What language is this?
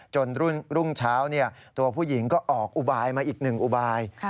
Thai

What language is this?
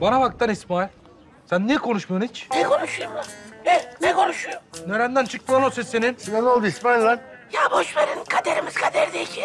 Turkish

